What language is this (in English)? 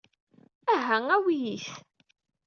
Kabyle